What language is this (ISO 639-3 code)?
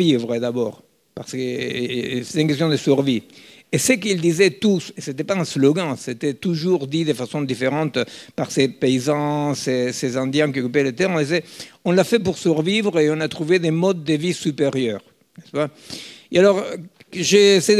fra